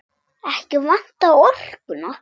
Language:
Icelandic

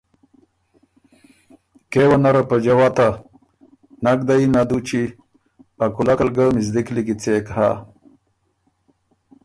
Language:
Ormuri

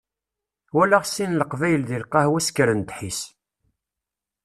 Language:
Kabyle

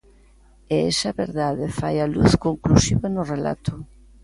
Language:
Galician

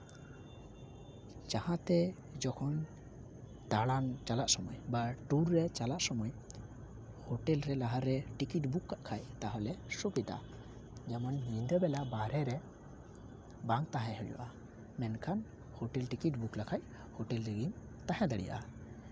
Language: Santali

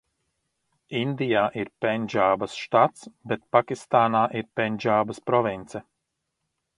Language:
Latvian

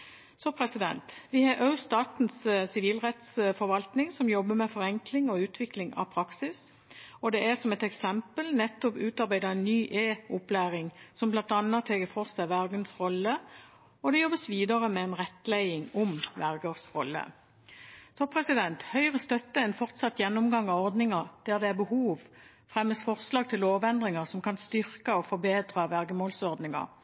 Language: Norwegian Bokmål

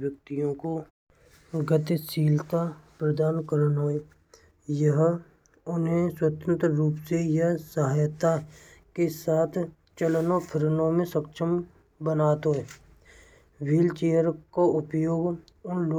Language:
Braj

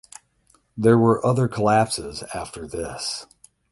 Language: English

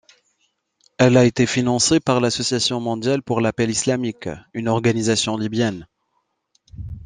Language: French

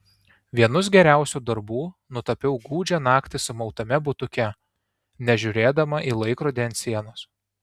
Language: Lithuanian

